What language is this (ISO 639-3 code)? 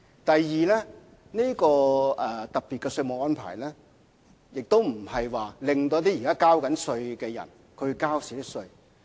yue